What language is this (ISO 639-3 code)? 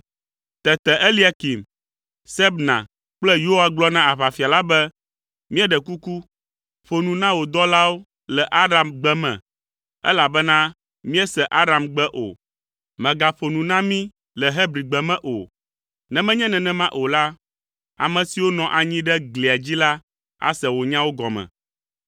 ewe